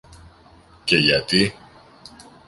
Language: Greek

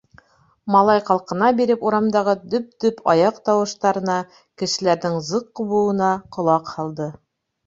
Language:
Bashkir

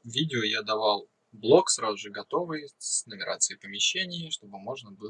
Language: Russian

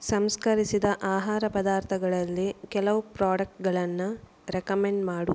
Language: Kannada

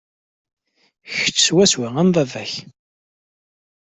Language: Kabyle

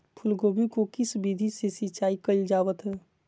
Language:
Magahi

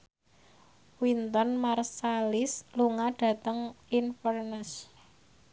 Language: Javanese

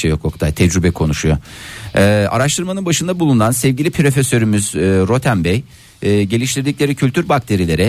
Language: Turkish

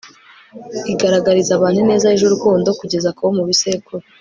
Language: Kinyarwanda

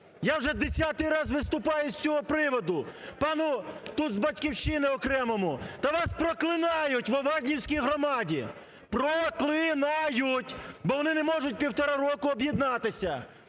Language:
Ukrainian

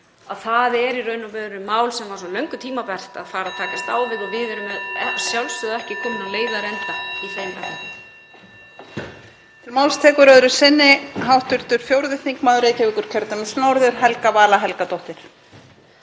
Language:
Icelandic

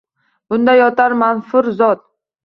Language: Uzbek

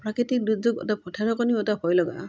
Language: Assamese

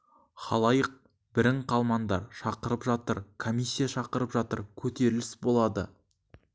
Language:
Kazakh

